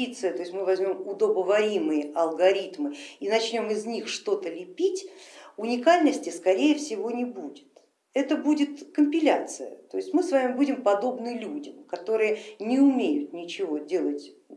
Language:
Russian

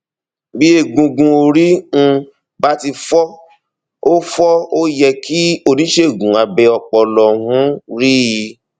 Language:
Yoruba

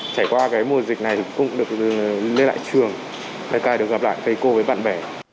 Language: Vietnamese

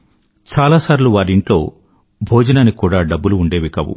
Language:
Telugu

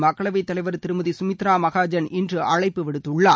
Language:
Tamil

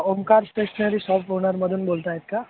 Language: Marathi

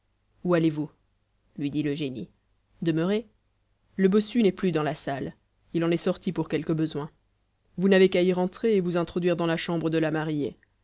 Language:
French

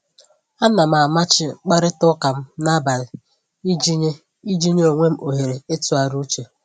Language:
Igbo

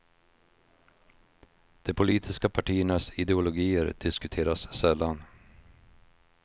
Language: Swedish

